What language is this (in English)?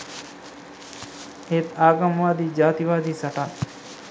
Sinhala